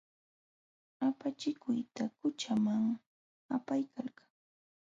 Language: Jauja Wanca Quechua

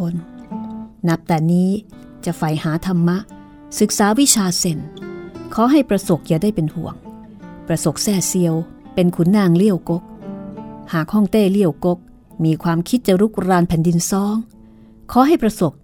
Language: Thai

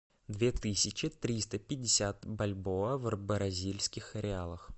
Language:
Russian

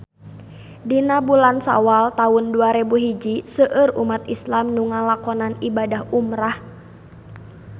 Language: Sundanese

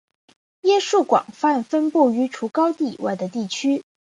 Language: Chinese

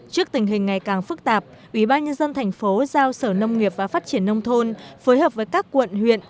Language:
Vietnamese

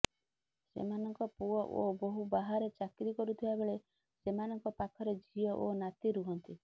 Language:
Odia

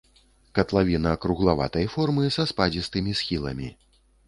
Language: Belarusian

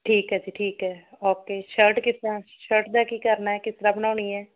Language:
Punjabi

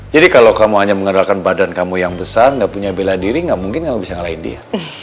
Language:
Indonesian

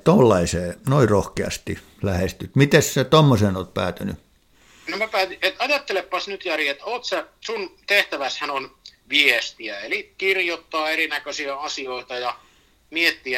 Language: Finnish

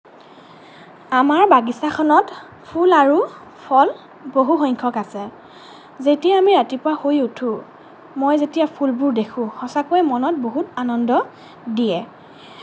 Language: Assamese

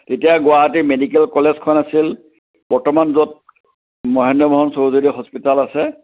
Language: Assamese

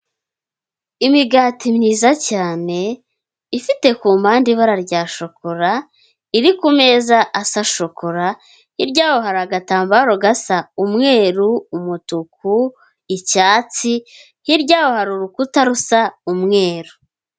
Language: Kinyarwanda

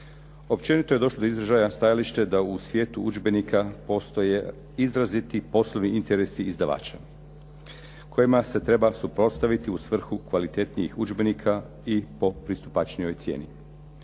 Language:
Croatian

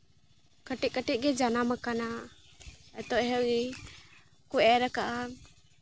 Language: Santali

